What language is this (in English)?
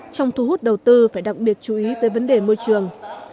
Vietnamese